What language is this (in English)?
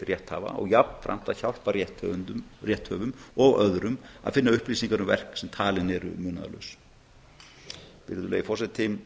Icelandic